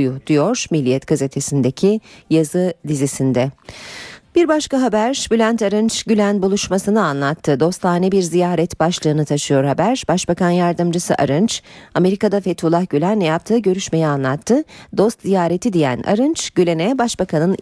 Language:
Turkish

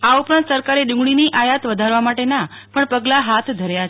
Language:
Gujarati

